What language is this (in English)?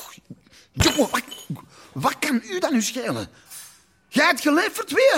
Dutch